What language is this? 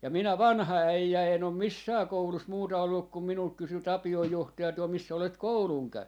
Finnish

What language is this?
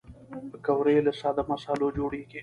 Pashto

